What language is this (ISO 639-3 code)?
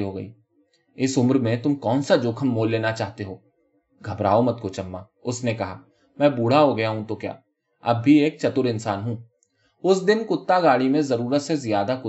urd